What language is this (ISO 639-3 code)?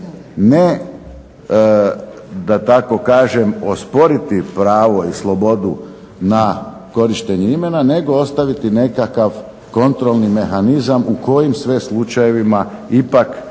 hrv